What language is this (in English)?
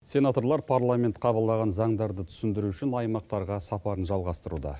Kazakh